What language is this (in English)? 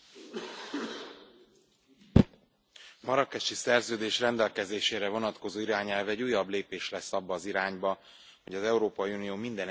Hungarian